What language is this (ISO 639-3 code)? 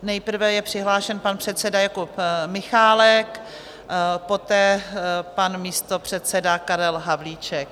ces